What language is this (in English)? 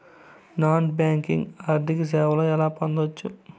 Telugu